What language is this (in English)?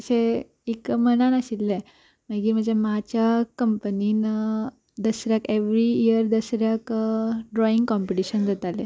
Konkani